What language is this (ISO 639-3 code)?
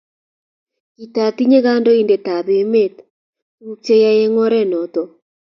kln